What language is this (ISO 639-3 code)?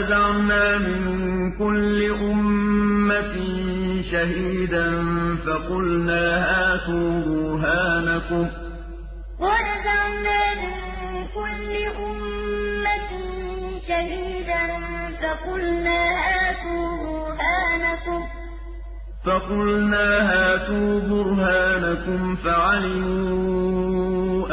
ara